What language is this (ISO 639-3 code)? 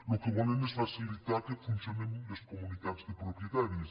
cat